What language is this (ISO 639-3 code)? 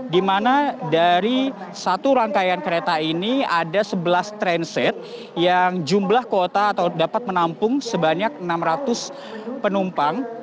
ind